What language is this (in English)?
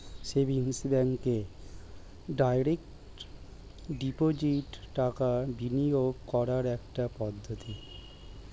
Bangla